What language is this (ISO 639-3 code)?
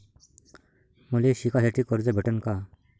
mar